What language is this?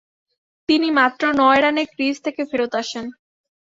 Bangla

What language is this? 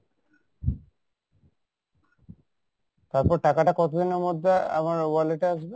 Bangla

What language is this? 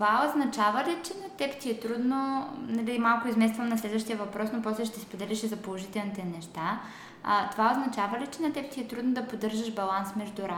Bulgarian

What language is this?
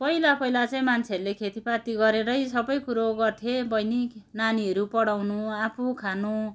Nepali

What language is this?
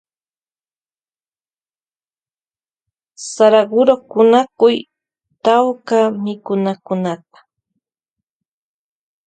Loja Highland Quichua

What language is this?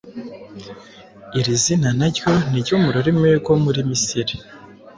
Kinyarwanda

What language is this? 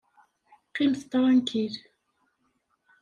Kabyle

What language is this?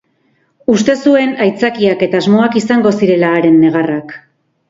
Basque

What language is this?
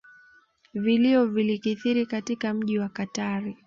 Swahili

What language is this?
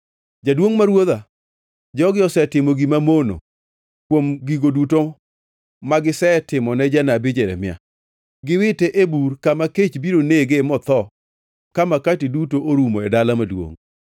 Luo (Kenya and Tanzania)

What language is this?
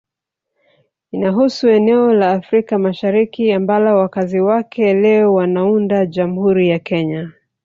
Swahili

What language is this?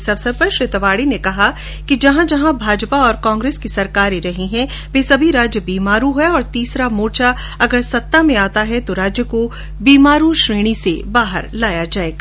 Hindi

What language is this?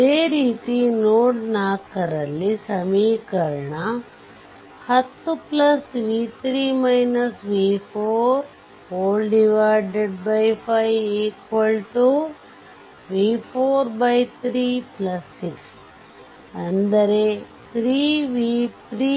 Kannada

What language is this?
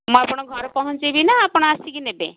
Odia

